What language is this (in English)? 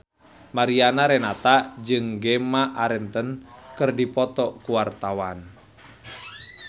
Sundanese